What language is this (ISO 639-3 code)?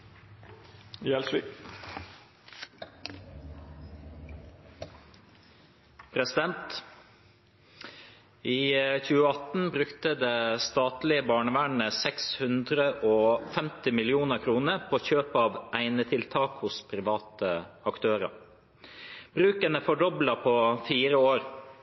nno